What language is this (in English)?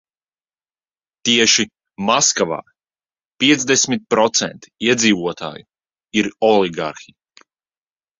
Latvian